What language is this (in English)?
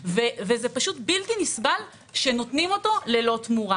Hebrew